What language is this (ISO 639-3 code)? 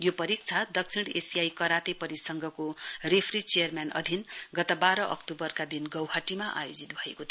nep